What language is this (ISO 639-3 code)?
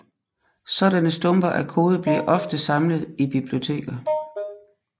dan